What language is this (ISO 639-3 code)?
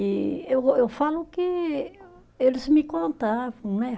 por